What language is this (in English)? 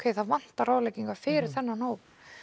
Icelandic